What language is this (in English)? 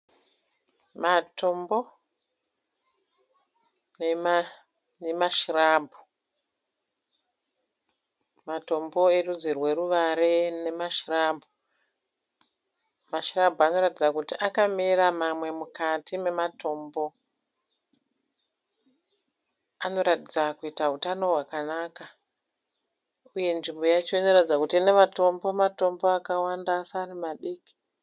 Shona